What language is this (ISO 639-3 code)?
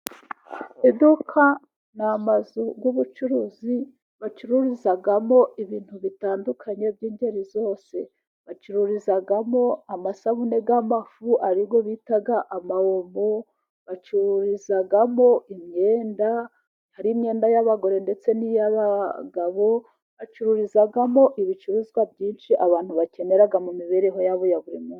kin